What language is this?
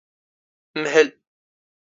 Standard Moroccan Tamazight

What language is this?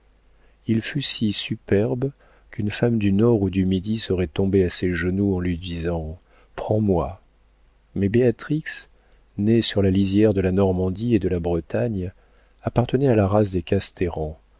French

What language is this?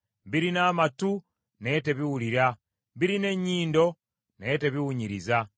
Ganda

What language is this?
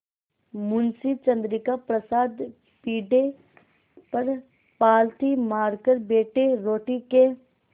Hindi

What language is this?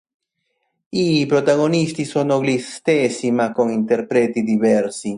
Italian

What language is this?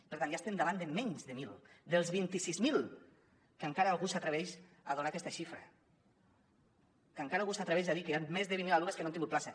Catalan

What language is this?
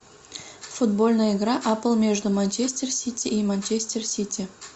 Russian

